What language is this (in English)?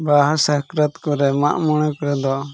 Santali